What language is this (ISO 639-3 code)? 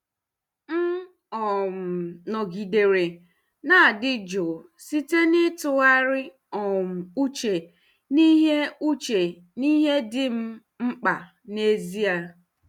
ibo